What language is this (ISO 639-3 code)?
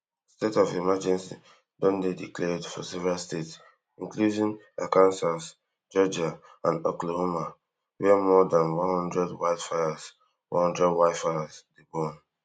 pcm